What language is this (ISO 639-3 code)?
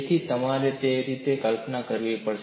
guj